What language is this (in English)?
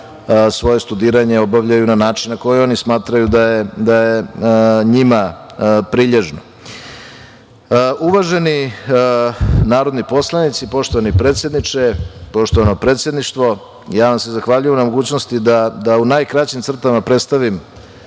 Serbian